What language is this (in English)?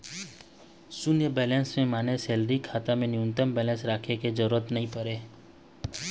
Chhattisgarhi